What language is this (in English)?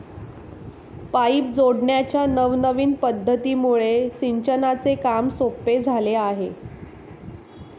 Marathi